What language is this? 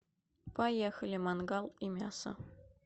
Russian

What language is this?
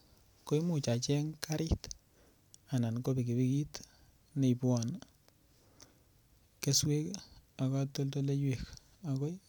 Kalenjin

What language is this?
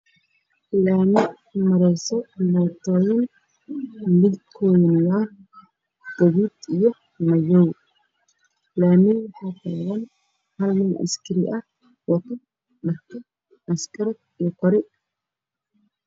Somali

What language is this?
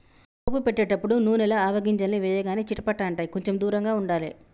Telugu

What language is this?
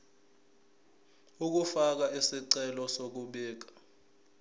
Zulu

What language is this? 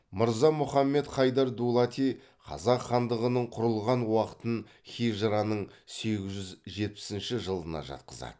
Kazakh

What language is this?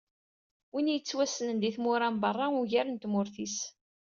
Kabyle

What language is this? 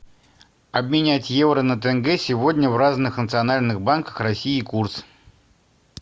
Russian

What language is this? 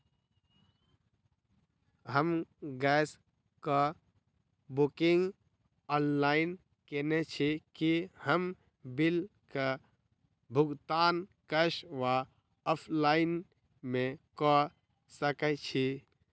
Maithili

